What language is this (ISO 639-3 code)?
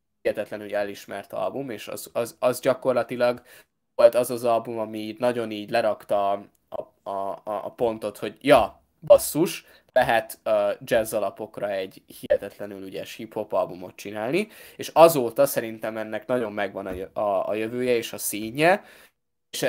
hun